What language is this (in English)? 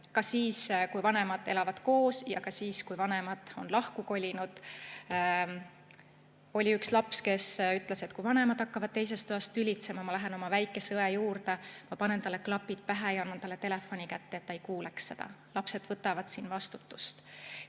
Estonian